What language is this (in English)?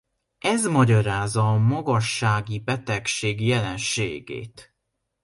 Hungarian